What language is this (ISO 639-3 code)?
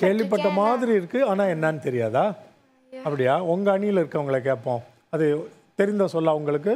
tam